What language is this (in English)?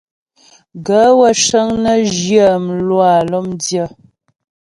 Ghomala